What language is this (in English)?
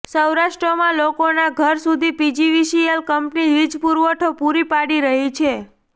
Gujarati